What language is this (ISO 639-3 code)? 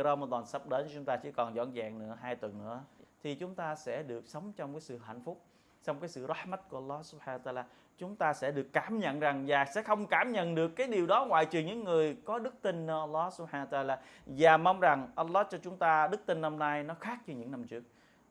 vie